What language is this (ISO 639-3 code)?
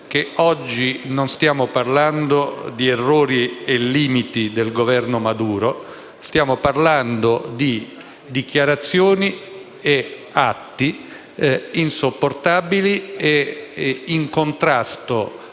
ita